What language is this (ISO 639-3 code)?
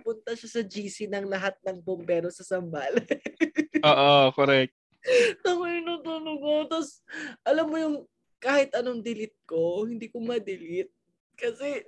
fil